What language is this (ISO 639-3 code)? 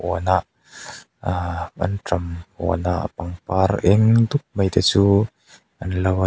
lus